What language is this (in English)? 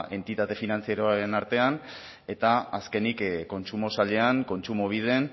Basque